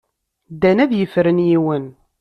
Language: Kabyle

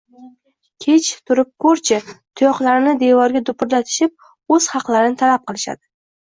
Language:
Uzbek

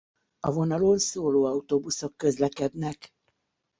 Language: Hungarian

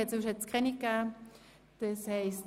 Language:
Swiss German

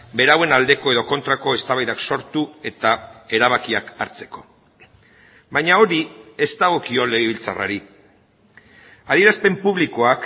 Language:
Basque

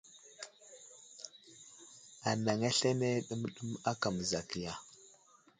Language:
Wuzlam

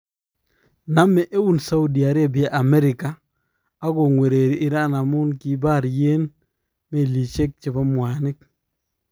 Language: Kalenjin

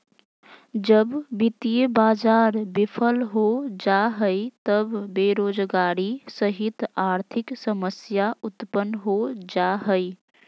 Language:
Magahi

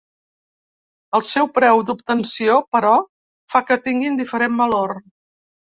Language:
Catalan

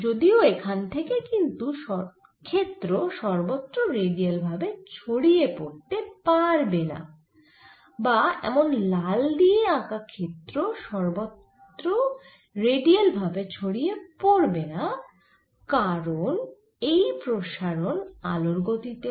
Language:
Bangla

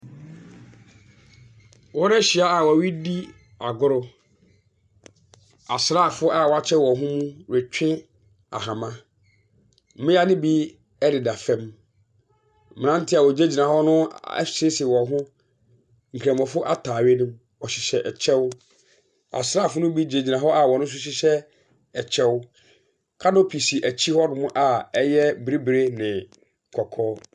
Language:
Akan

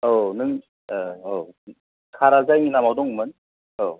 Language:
Bodo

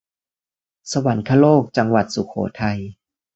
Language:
Thai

